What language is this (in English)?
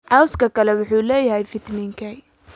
Somali